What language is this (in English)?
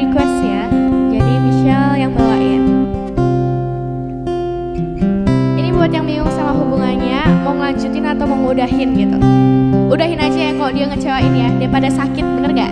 Indonesian